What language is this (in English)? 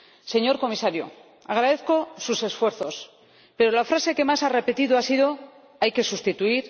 Spanish